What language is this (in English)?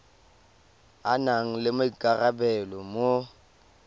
Tswana